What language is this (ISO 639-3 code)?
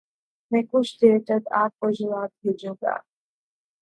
urd